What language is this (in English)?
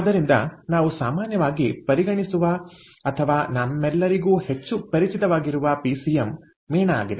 Kannada